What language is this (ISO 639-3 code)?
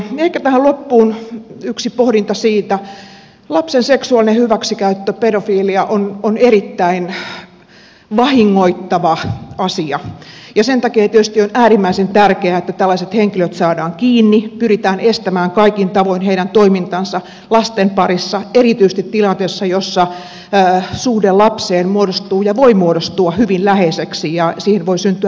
fin